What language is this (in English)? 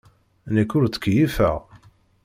Kabyle